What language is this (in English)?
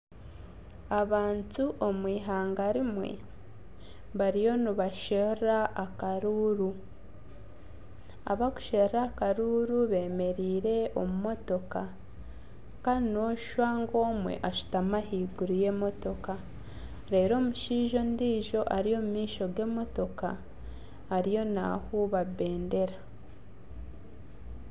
Nyankole